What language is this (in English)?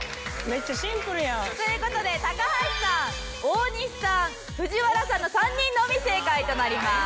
Japanese